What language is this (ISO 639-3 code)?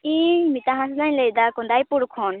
sat